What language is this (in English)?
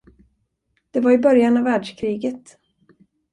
Swedish